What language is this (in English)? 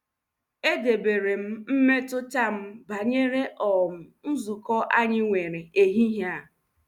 Igbo